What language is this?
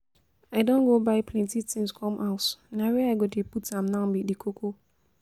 Nigerian Pidgin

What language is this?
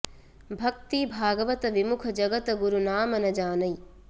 Sanskrit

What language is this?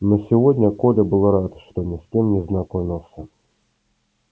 Russian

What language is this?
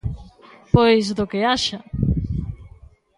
Galician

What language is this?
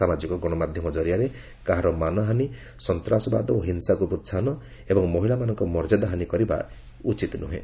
Odia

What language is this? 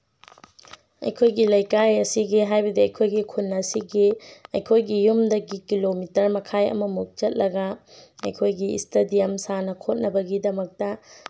Manipuri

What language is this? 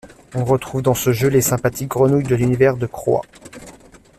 French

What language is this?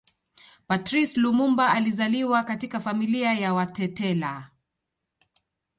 Swahili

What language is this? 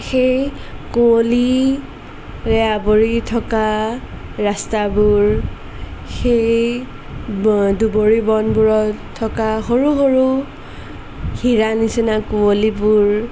Assamese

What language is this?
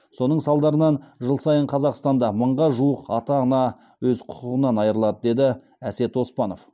Kazakh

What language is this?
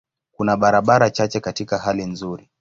Swahili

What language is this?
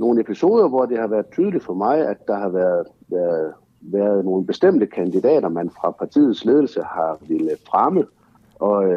Danish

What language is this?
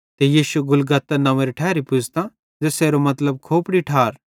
Bhadrawahi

